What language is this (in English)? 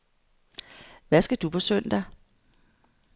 Danish